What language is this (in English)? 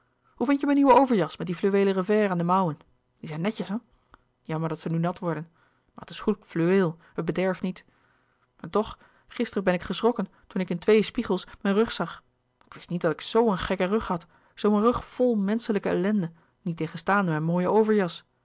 Dutch